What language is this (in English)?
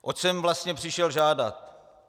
Czech